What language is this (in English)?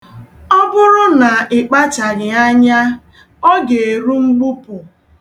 Igbo